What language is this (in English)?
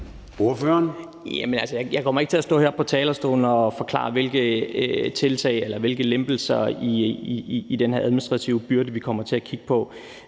Danish